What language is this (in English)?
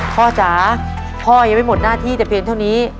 Thai